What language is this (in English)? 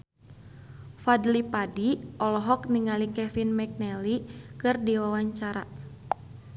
Sundanese